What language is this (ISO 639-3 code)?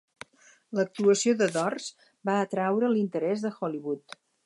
cat